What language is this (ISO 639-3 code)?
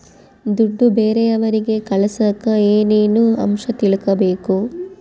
kan